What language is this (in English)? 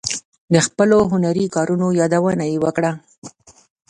Pashto